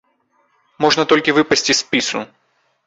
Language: Belarusian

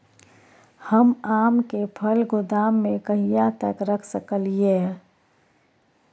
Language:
Maithili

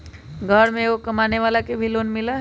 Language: Magahi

